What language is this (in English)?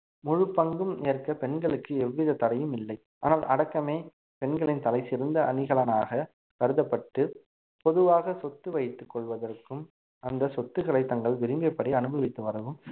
Tamil